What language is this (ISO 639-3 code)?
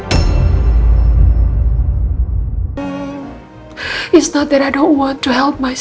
ind